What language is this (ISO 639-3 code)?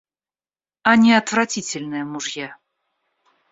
rus